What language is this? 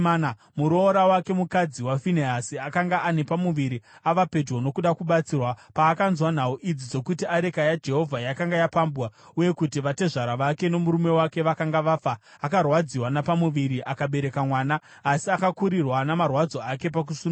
Shona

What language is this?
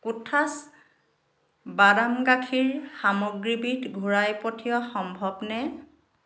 Assamese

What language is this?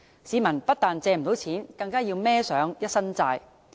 Cantonese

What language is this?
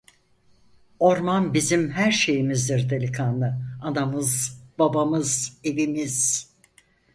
Turkish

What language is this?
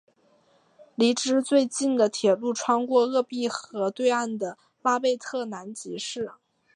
Chinese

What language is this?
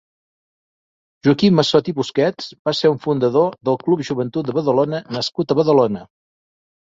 Catalan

